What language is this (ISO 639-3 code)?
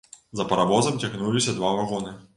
bel